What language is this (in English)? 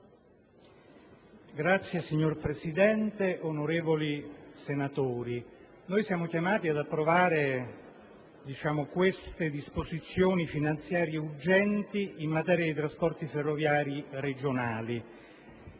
Italian